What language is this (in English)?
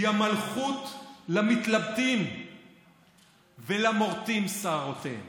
Hebrew